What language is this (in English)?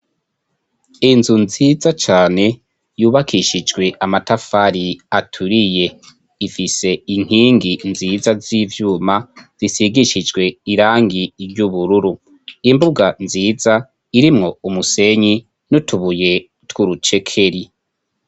Rundi